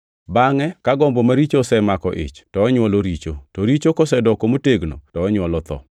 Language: Luo (Kenya and Tanzania)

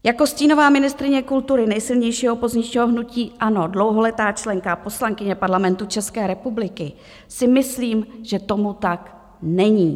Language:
Czech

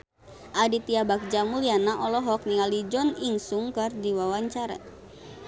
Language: Sundanese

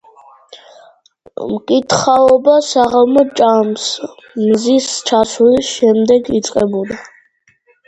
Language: Georgian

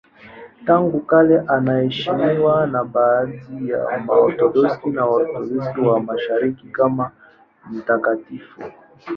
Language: Swahili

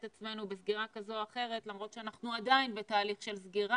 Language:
Hebrew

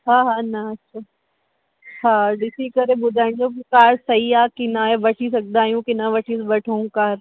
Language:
Sindhi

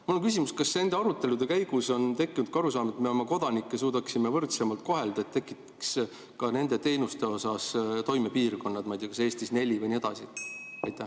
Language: Estonian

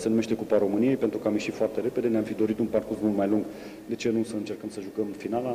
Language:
Romanian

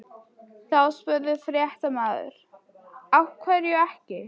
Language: Icelandic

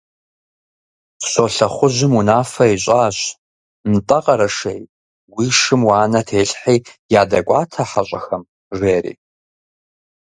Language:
Kabardian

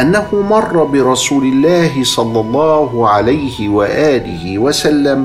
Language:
Arabic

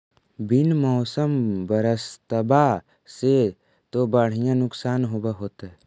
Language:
Magahi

